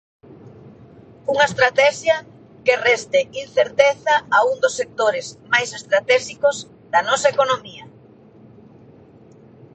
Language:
Galician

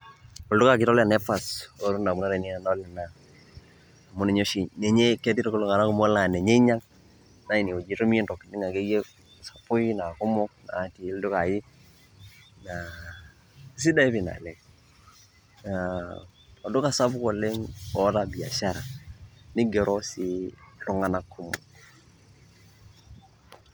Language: Masai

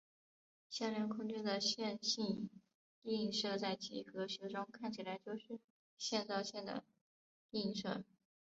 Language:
Chinese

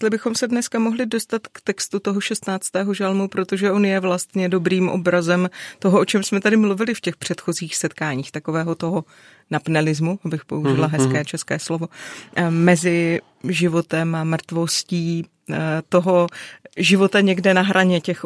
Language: Czech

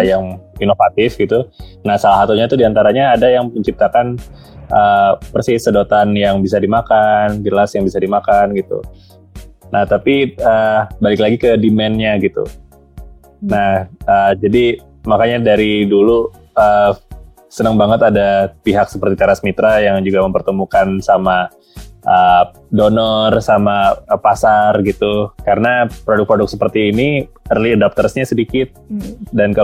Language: Indonesian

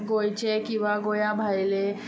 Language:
Konkani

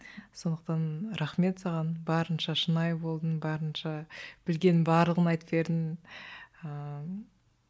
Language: Kazakh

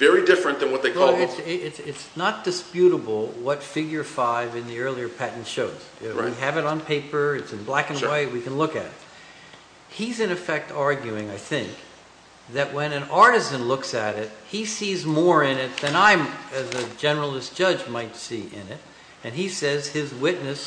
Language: English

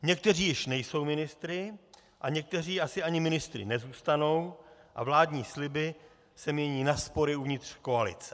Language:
Czech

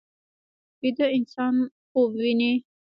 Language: Pashto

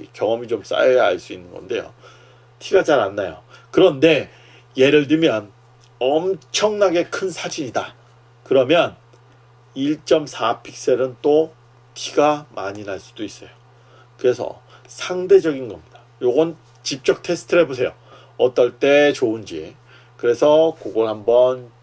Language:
Korean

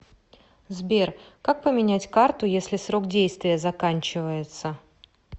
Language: Russian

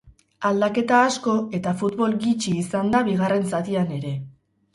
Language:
Basque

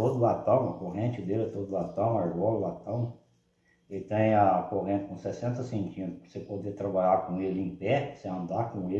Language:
Portuguese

